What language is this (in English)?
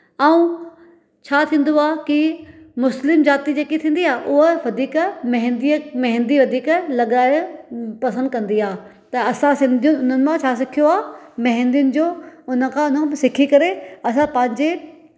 Sindhi